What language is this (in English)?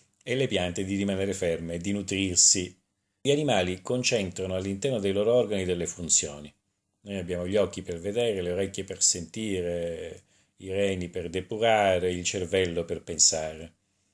Italian